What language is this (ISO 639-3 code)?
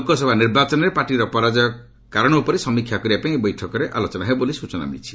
ori